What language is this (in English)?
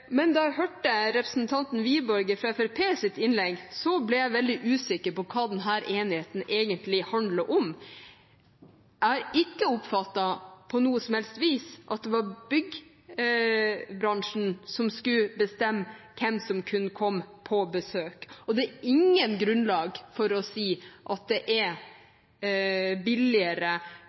Norwegian Bokmål